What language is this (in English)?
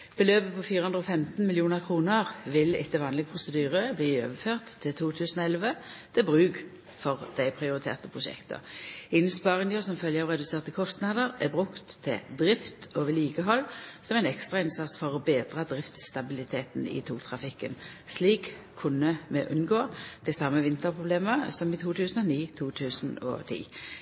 Norwegian Nynorsk